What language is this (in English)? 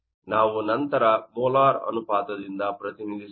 Kannada